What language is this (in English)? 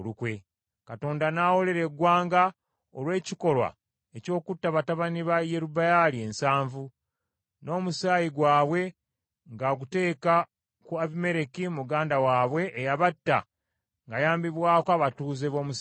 Ganda